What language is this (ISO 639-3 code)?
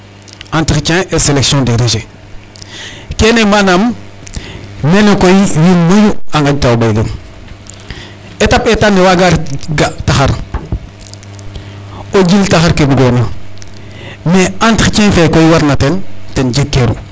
srr